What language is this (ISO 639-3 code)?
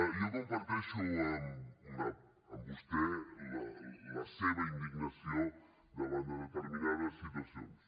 cat